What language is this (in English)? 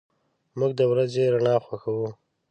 Pashto